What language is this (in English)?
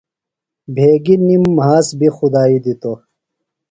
Phalura